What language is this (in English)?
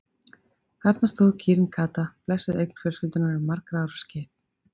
Icelandic